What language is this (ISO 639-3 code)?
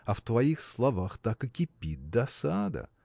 rus